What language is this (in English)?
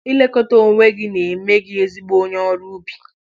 Igbo